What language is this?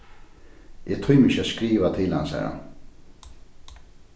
Faroese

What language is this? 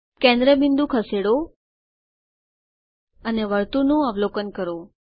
Gujarati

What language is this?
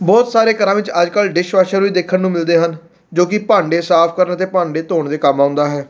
Punjabi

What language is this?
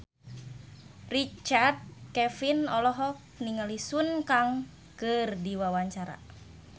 Sundanese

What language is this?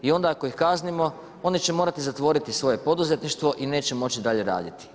Croatian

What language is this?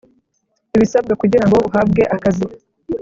Kinyarwanda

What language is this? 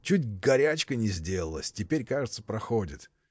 Russian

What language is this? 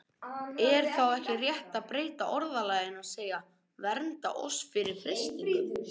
Icelandic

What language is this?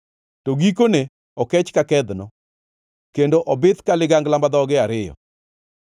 Luo (Kenya and Tanzania)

